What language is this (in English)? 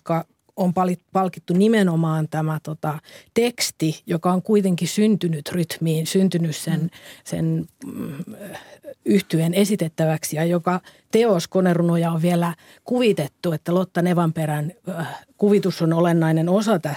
Finnish